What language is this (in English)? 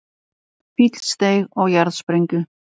Icelandic